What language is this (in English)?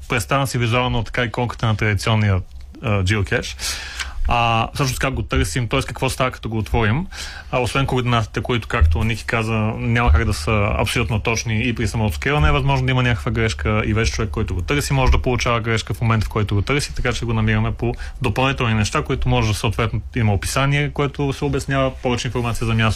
Bulgarian